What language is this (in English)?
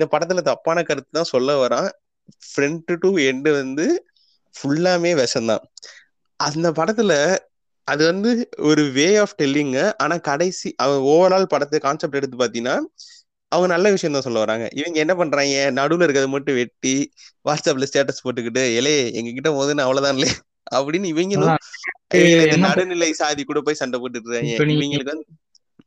Tamil